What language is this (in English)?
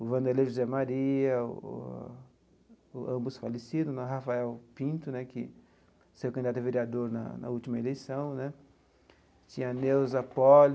Portuguese